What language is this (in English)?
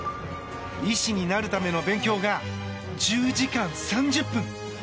Japanese